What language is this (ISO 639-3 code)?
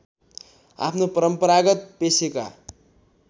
nep